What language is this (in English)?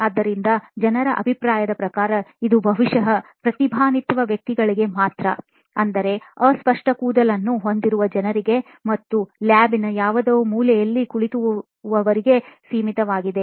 Kannada